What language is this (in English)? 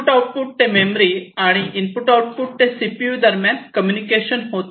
Marathi